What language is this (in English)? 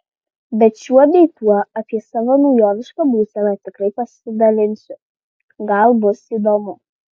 Lithuanian